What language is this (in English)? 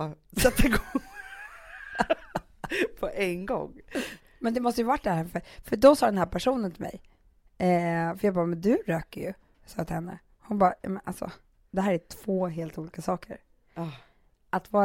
Swedish